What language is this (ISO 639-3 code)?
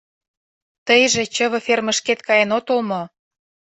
chm